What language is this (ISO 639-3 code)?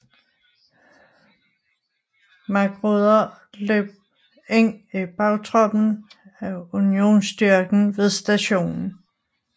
dan